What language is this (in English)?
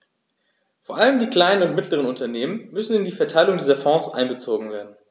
German